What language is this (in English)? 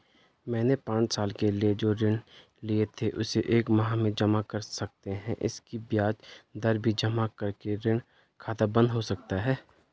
Hindi